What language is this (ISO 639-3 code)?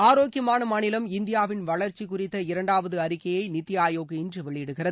tam